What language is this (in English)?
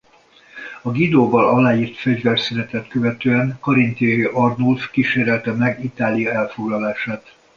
Hungarian